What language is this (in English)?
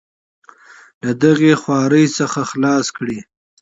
Pashto